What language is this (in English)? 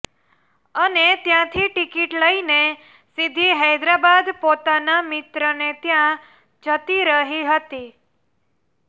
Gujarati